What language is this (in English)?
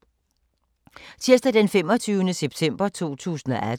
Danish